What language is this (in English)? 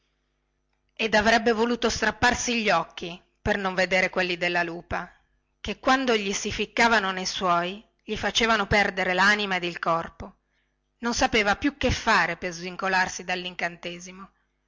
Italian